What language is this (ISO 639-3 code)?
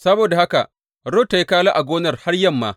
hau